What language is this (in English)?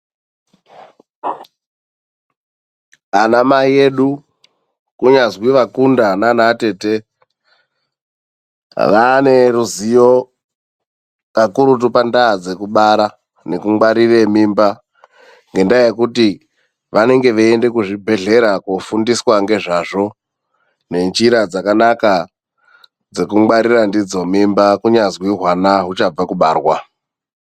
Ndau